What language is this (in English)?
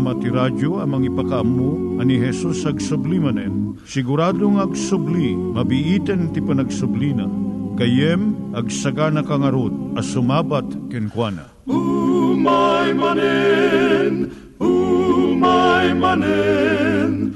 Filipino